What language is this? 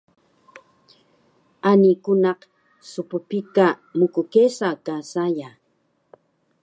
Taroko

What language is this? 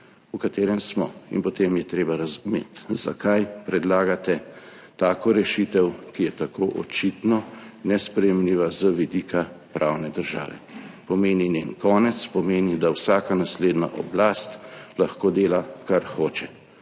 Slovenian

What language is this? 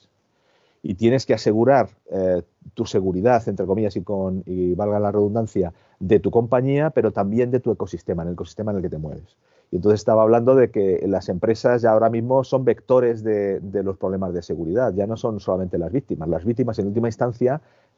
Spanish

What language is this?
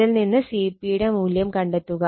Malayalam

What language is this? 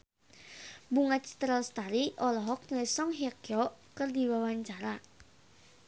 Sundanese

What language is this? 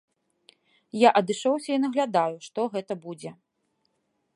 Belarusian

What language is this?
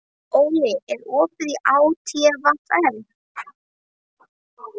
Icelandic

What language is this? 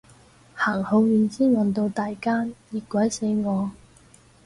Cantonese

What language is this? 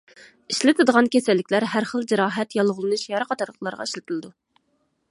Uyghur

